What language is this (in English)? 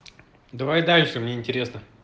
Russian